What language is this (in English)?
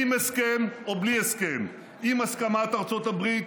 Hebrew